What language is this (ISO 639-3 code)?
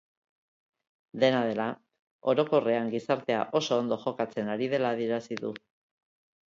eus